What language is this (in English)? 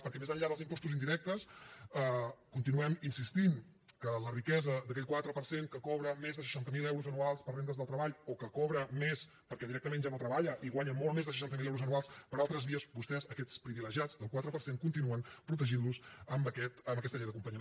Catalan